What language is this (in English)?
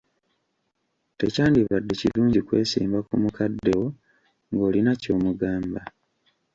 Ganda